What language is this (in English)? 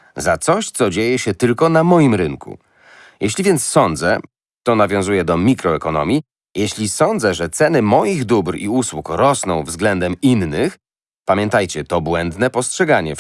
Polish